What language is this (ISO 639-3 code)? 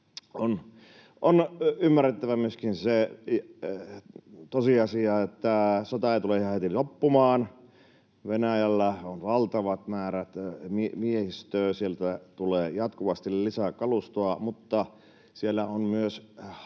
fin